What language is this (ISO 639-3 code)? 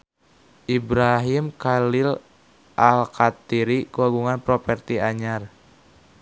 sun